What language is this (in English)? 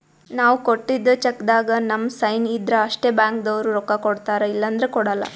Kannada